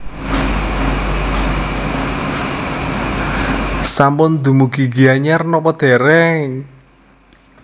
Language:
Javanese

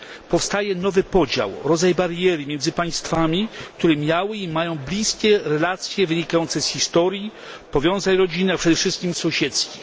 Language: Polish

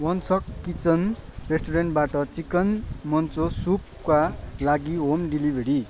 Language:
Nepali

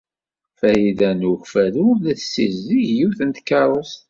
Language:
Kabyle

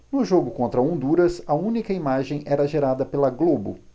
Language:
Portuguese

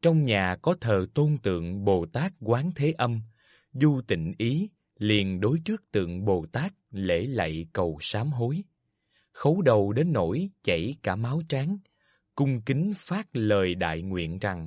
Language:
Vietnamese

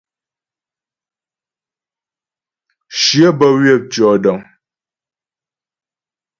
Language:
Ghomala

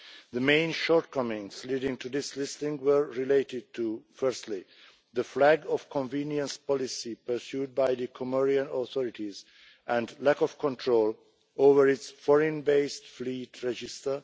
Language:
English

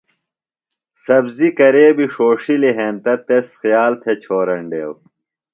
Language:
Phalura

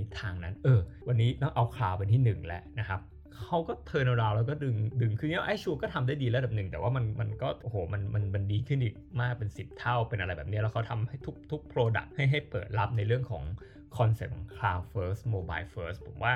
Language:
Thai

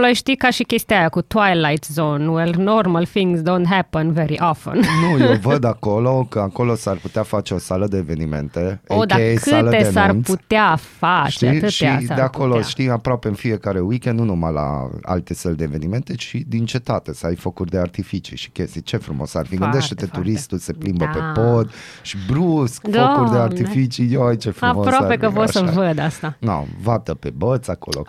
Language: Romanian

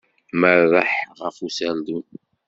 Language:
Kabyle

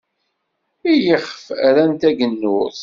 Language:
Kabyle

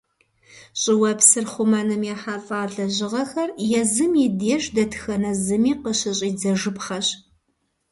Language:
Kabardian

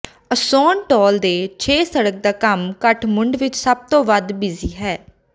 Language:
Punjabi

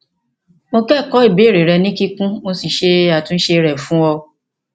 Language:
Yoruba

